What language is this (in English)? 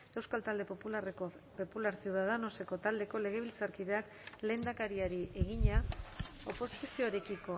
Basque